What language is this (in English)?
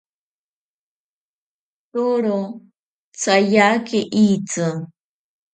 Ashéninka Perené